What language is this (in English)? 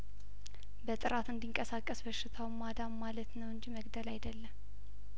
Amharic